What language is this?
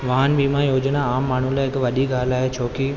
Sindhi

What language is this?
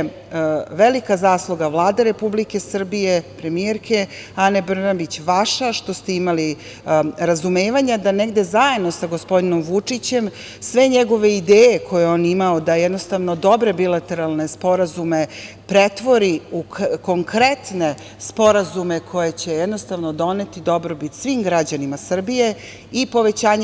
Serbian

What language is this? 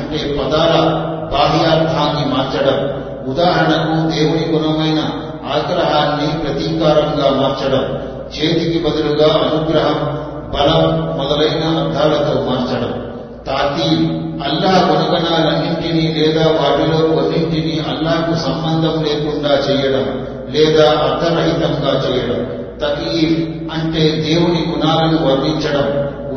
Telugu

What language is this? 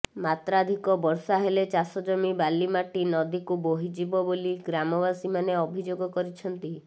Odia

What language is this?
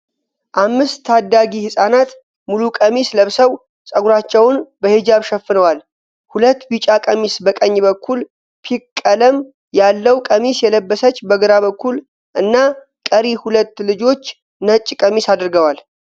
Amharic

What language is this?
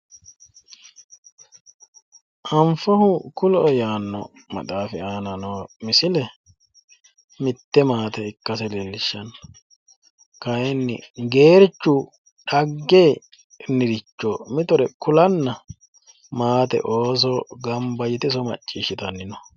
Sidamo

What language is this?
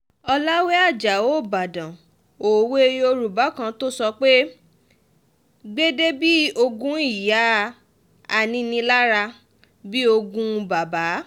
Yoruba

